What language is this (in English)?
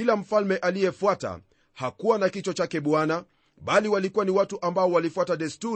Swahili